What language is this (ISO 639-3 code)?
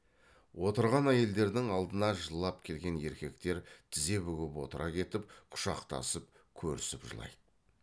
kaz